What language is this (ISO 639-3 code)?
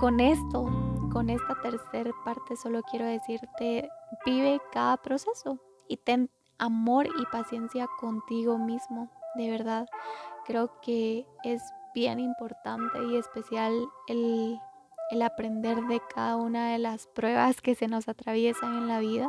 spa